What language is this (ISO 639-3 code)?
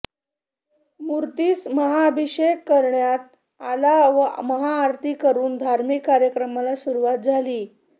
mar